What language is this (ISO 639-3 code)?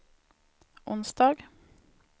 swe